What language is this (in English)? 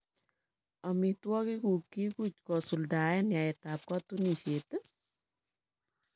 Kalenjin